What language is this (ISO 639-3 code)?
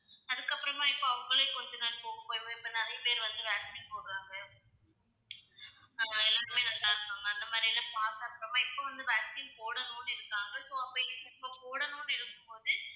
tam